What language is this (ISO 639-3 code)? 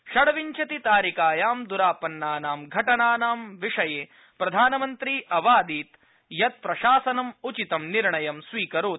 san